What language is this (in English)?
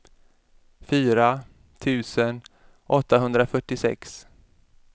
Swedish